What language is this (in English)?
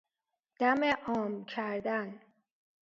Persian